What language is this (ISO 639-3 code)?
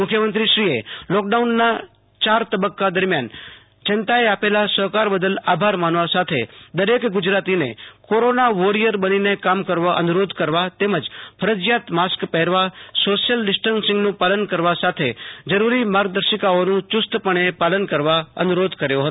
guj